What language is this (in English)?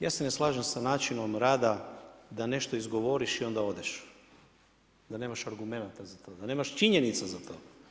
Croatian